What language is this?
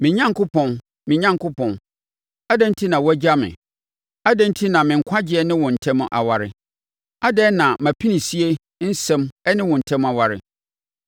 Akan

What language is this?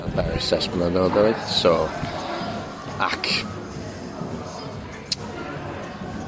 Welsh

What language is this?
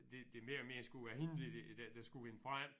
Danish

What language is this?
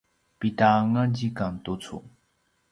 Paiwan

